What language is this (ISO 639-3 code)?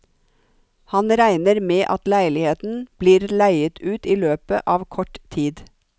nor